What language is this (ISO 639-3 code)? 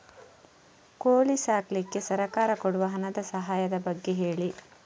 kan